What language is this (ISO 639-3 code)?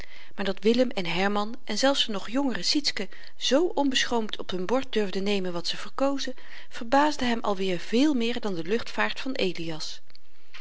nld